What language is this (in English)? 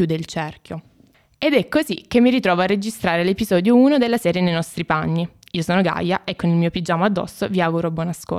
Italian